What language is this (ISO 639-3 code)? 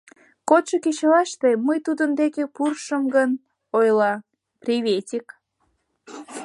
chm